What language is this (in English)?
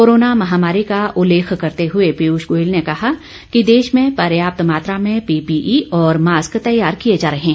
Hindi